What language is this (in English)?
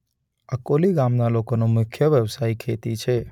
Gujarati